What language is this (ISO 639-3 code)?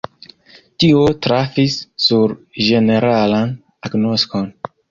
epo